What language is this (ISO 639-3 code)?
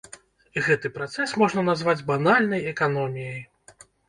bel